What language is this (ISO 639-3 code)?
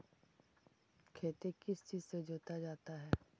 mag